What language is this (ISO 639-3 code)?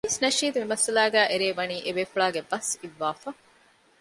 div